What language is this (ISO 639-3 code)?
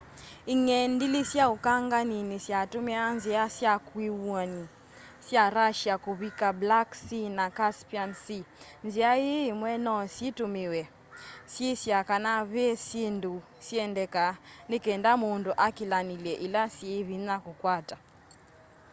kam